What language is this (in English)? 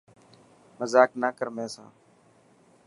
Dhatki